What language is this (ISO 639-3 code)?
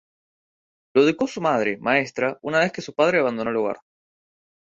spa